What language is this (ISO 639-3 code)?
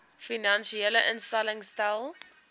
afr